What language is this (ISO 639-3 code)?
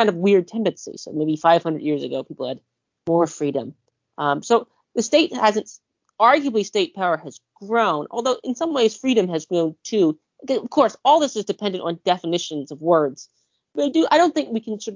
eng